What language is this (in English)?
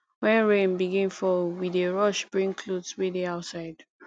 Nigerian Pidgin